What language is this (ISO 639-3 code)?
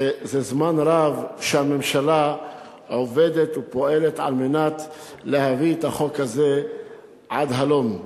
heb